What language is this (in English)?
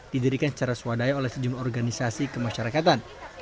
Indonesian